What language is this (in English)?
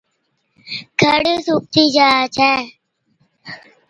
Od